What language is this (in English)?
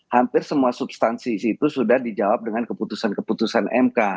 Indonesian